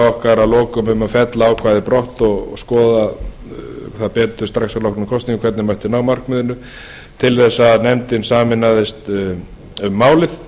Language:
Icelandic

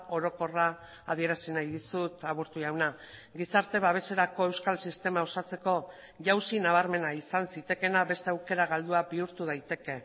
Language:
Basque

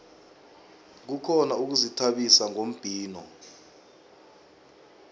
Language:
South Ndebele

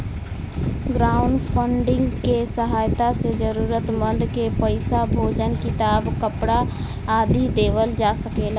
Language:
Bhojpuri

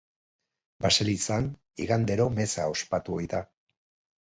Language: Basque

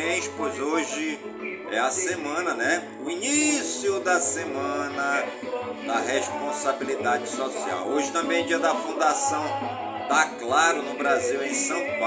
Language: Portuguese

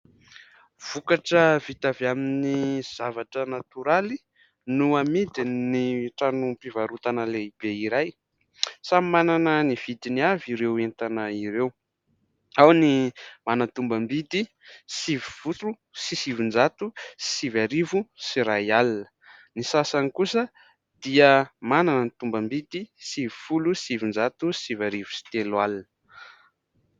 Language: Malagasy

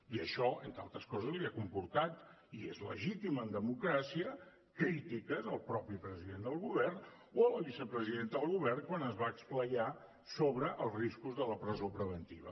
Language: Catalan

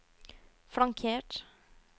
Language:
Norwegian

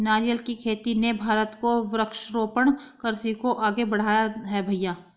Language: Hindi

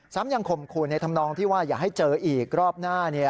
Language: Thai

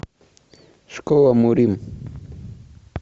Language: Russian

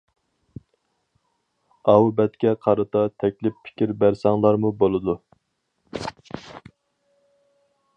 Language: Uyghur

